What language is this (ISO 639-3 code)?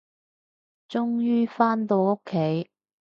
yue